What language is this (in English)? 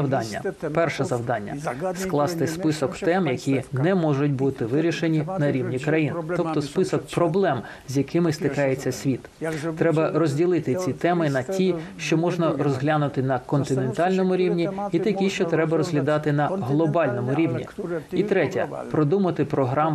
Ukrainian